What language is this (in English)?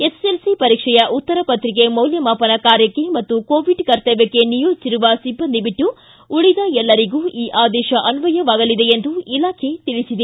Kannada